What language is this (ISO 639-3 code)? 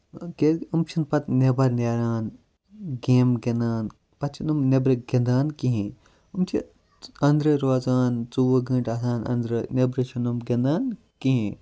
kas